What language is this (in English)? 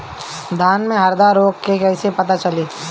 Bhojpuri